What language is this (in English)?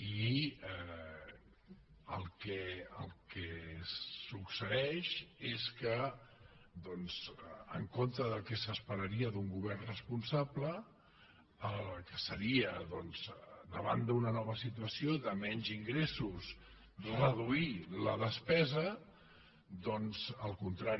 Catalan